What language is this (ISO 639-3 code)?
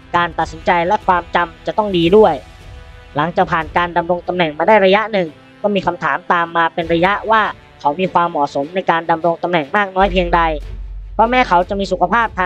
tha